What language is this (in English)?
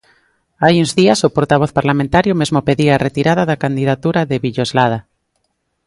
Galician